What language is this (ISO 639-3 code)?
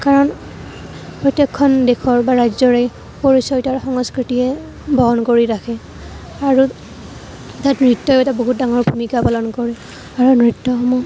asm